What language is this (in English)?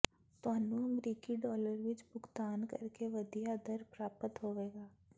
Punjabi